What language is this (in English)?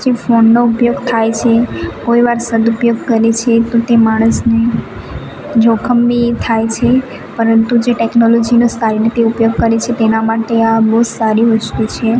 Gujarati